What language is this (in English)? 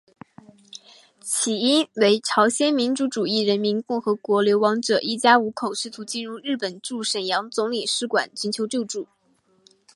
Chinese